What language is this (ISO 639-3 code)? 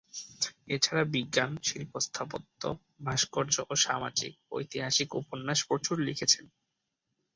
ben